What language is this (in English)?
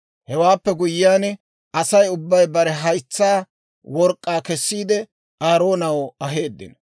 Dawro